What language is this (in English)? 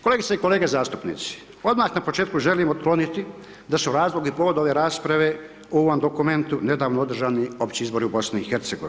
Croatian